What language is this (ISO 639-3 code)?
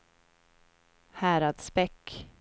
swe